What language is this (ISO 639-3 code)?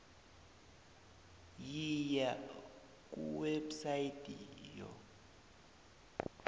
nbl